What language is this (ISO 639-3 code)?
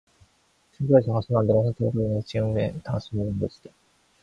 kor